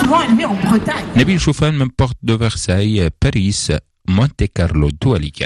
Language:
Arabic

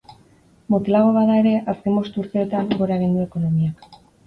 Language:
Basque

